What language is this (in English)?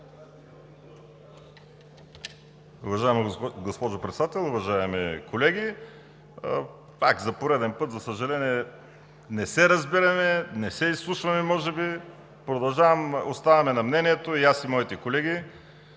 Bulgarian